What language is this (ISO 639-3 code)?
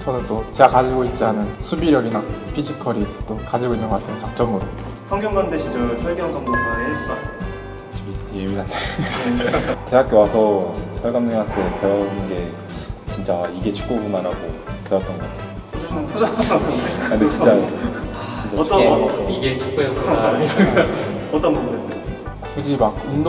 kor